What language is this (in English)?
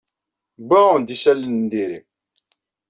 Kabyle